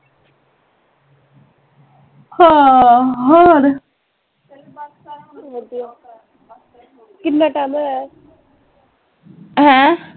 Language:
Punjabi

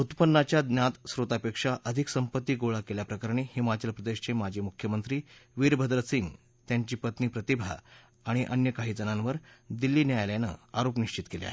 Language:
Marathi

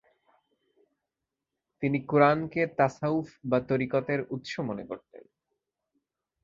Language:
Bangla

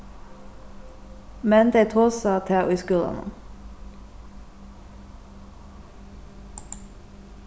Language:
Faroese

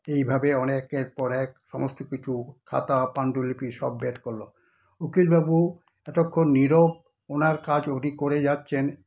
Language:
Bangla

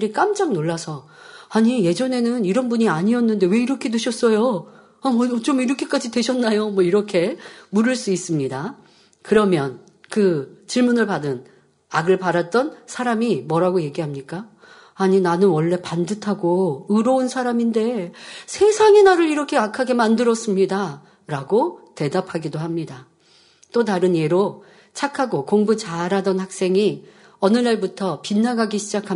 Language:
Korean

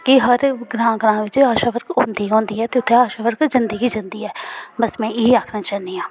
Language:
Dogri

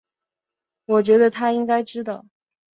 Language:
Chinese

